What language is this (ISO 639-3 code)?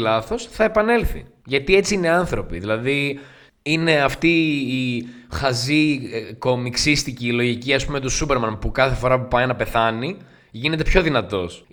ell